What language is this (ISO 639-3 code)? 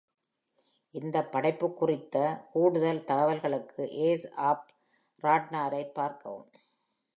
tam